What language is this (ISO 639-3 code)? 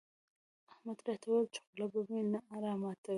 pus